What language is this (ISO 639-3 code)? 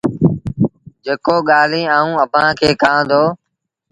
sbn